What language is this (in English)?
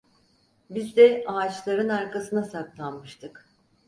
Turkish